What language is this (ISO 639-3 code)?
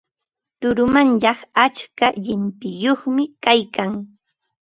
qva